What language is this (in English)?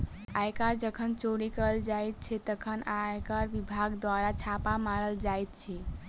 Maithili